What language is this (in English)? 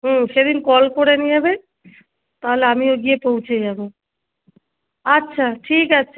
Bangla